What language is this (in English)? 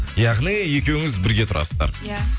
Kazakh